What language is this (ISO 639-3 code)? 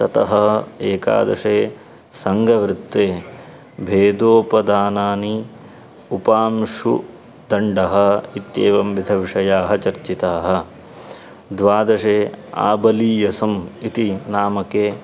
san